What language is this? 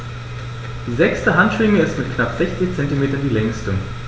German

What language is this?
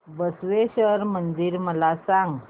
Marathi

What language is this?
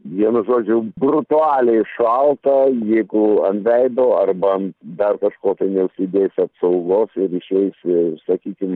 Lithuanian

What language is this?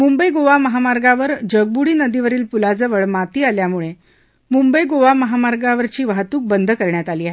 Marathi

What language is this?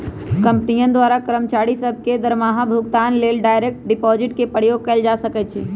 Magahi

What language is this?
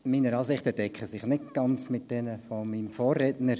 Swiss German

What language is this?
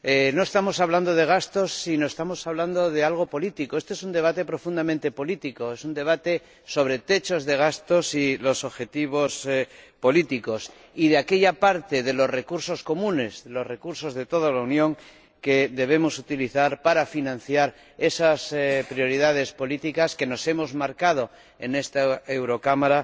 Spanish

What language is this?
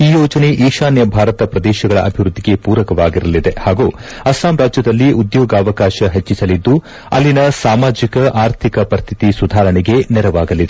Kannada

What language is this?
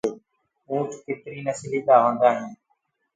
Gurgula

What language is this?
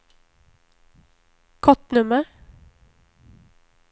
Swedish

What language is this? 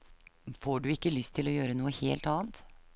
Norwegian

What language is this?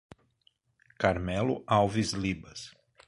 Portuguese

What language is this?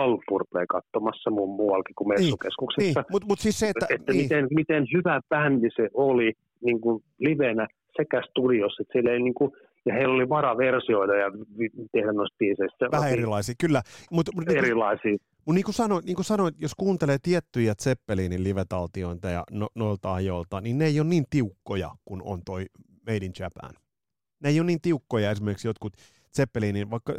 Finnish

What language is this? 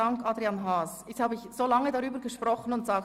Swiss German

